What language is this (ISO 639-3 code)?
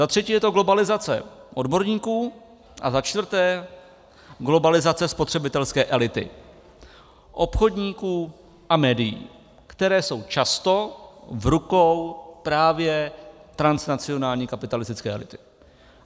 ces